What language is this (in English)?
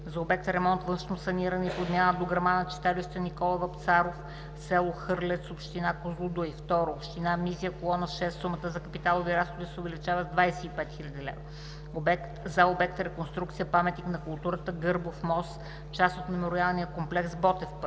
Bulgarian